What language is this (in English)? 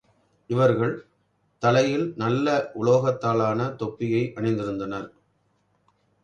Tamil